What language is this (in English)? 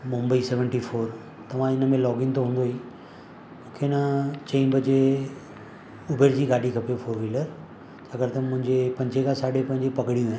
Sindhi